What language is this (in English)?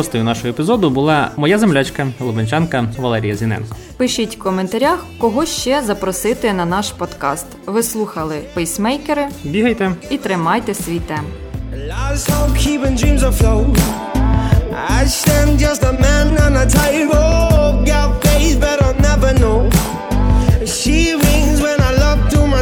Ukrainian